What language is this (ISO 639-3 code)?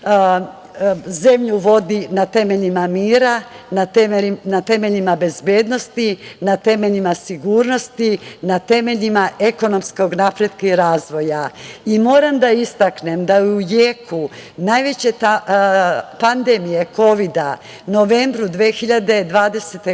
srp